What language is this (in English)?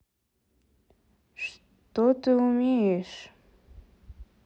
Russian